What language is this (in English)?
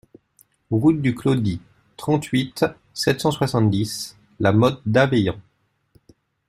French